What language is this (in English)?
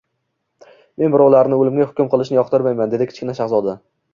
Uzbek